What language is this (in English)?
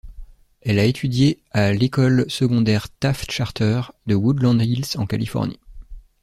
French